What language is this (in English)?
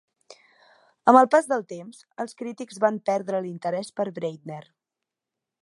Catalan